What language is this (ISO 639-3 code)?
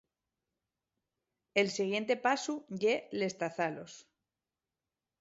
ast